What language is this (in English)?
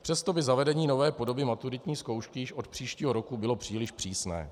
Czech